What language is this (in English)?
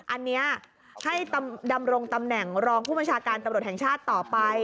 Thai